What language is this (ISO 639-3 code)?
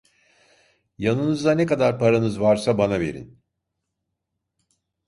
tur